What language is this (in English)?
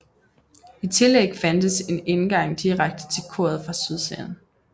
Danish